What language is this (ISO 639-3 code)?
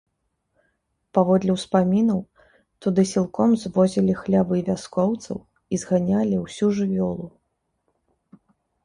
bel